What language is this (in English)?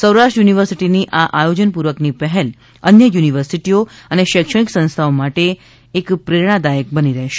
Gujarati